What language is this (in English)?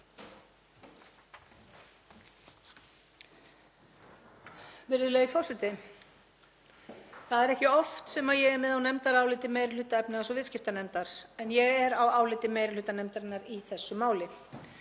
Icelandic